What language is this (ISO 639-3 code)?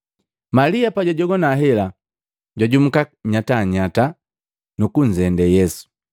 mgv